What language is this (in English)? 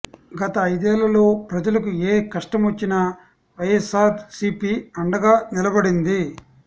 Telugu